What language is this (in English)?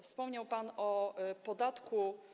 Polish